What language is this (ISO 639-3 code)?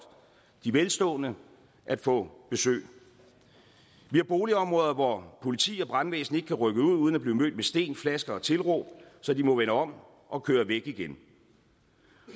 dan